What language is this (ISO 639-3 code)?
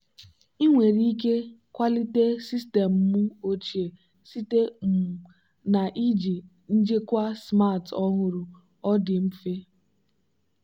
ibo